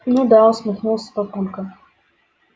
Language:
Russian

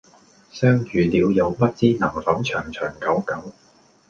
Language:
Cantonese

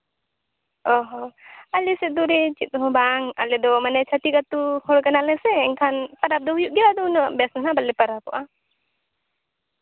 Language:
Santali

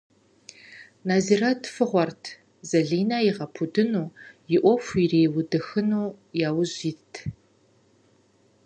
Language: Kabardian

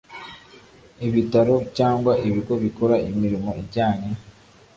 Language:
Kinyarwanda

